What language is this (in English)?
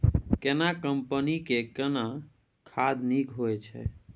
Maithili